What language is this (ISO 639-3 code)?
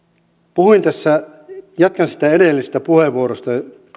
fin